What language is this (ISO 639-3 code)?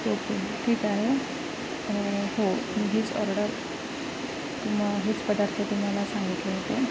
mar